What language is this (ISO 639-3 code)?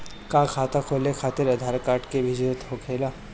bho